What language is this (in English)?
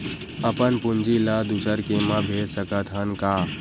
Chhattisgarhi